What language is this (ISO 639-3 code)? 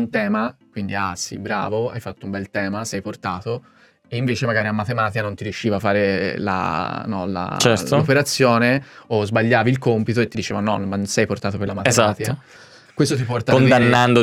ita